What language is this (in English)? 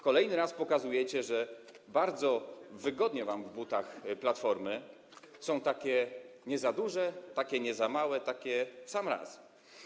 Polish